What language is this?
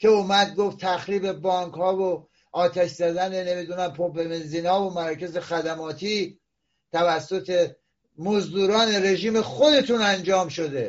Persian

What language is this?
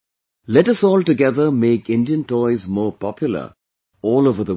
English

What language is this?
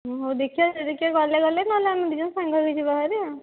Odia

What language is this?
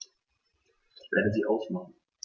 German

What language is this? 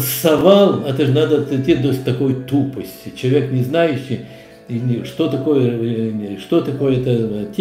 Russian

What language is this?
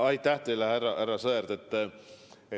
Estonian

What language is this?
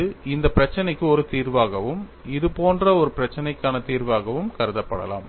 Tamil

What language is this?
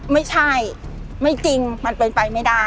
Thai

